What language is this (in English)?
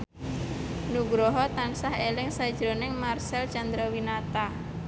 Javanese